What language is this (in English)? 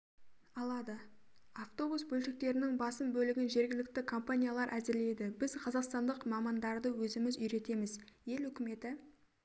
Kazakh